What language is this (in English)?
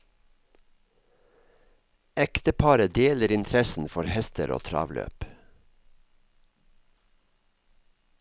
Norwegian